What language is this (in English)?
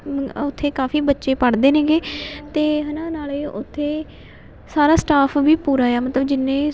Punjabi